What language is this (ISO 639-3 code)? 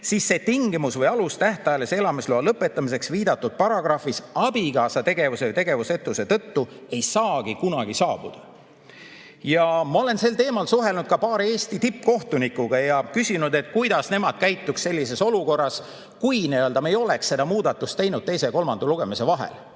est